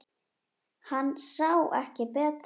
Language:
Icelandic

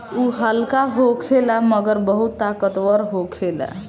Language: Bhojpuri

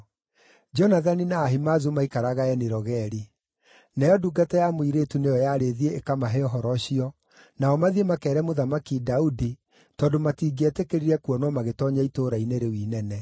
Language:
Kikuyu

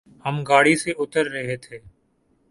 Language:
Urdu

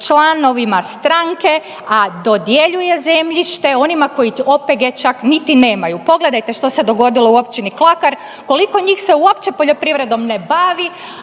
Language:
Croatian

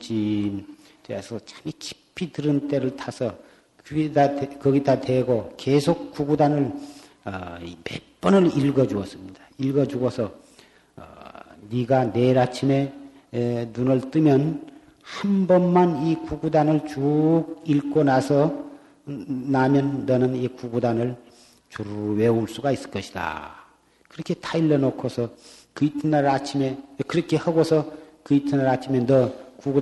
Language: Korean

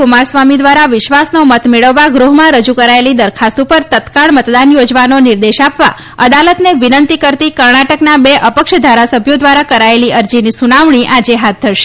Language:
Gujarati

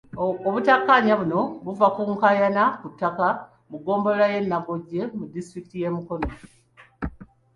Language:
Ganda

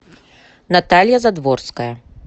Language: Russian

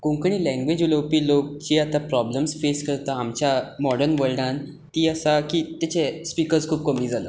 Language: Konkani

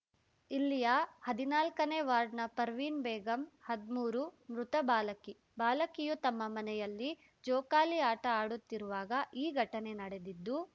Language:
Kannada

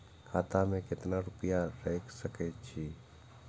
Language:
Maithili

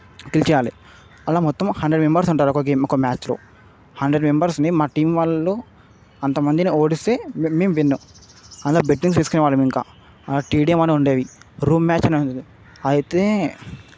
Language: Telugu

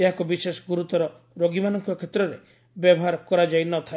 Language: Odia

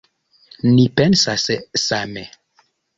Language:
Esperanto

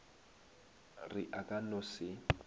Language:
Northern Sotho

